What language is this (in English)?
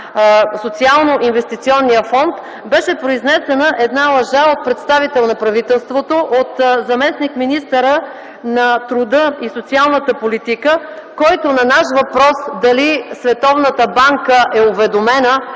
Bulgarian